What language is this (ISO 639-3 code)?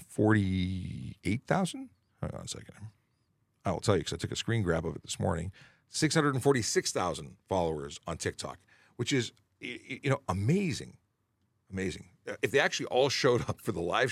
eng